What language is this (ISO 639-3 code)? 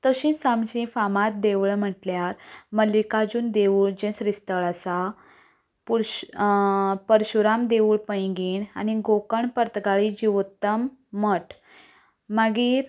kok